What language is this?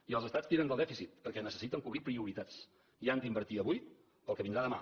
Catalan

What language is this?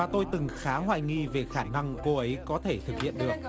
Vietnamese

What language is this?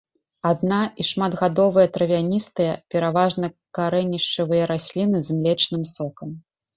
Belarusian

